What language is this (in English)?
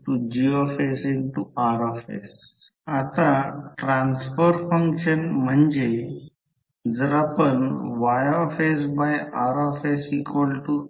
Marathi